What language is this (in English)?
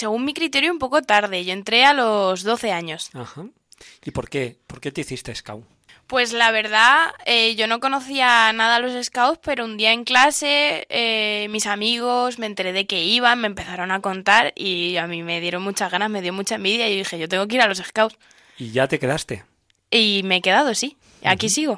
Spanish